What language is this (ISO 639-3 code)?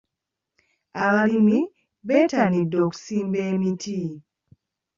lug